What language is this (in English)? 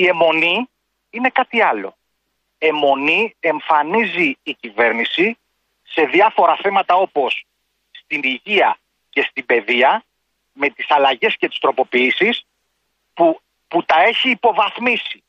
Greek